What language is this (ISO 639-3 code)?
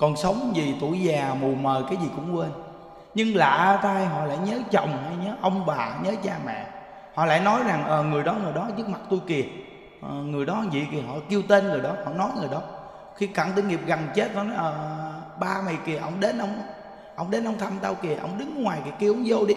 vie